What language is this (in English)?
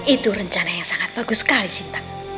Indonesian